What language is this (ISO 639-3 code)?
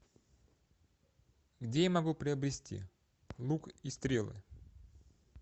rus